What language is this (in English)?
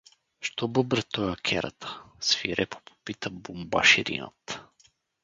Bulgarian